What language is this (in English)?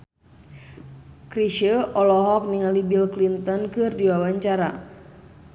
Sundanese